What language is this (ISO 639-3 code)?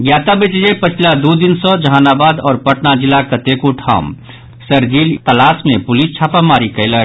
mai